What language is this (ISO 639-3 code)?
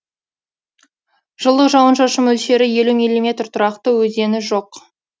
kaz